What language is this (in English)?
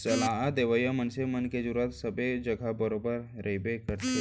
Chhattisgarhi